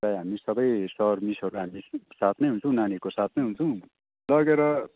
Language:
Nepali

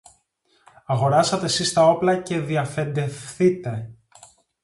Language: Greek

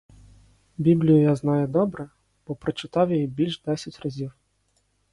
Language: Ukrainian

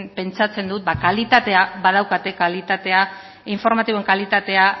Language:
Basque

